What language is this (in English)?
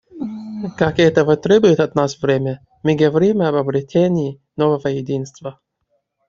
Russian